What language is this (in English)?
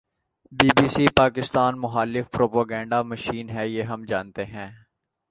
Urdu